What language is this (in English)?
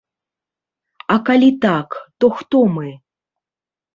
Belarusian